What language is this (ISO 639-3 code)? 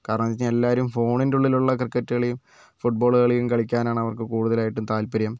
mal